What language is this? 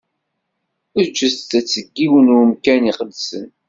Kabyle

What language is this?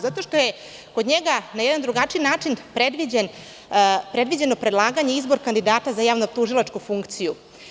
Serbian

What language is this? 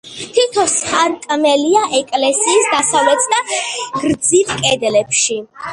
Georgian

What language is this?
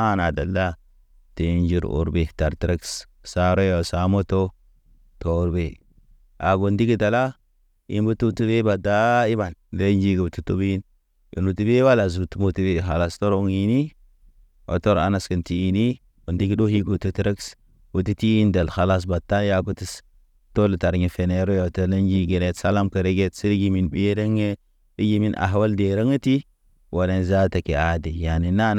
Naba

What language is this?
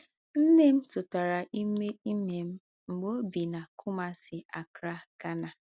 Igbo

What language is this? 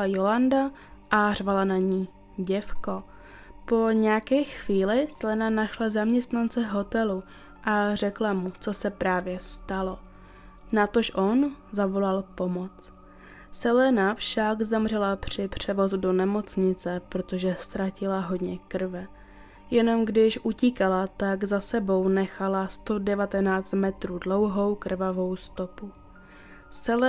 Czech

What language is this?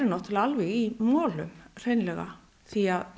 Icelandic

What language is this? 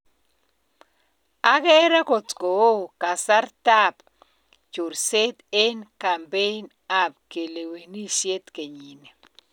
Kalenjin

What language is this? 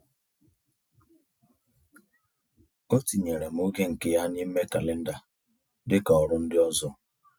Igbo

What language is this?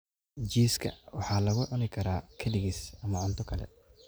Somali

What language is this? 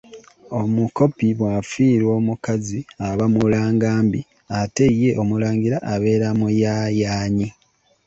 Ganda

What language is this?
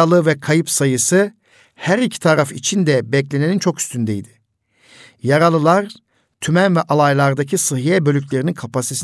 Turkish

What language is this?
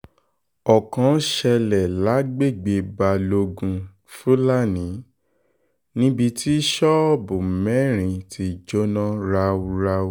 Yoruba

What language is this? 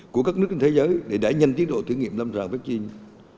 Vietnamese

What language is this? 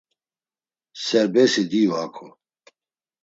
Laz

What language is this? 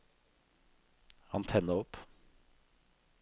Norwegian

